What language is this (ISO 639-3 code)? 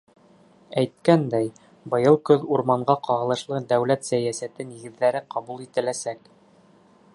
bak